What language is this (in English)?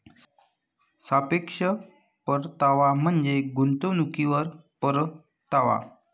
Marathi